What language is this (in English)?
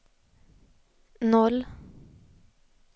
Swedish